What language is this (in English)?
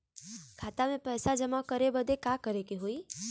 Bhojpuri